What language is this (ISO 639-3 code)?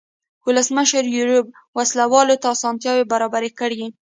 pus